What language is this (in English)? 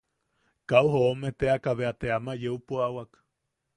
Yaqui